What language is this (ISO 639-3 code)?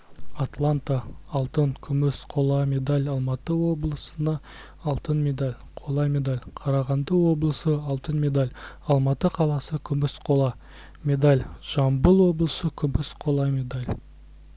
kaz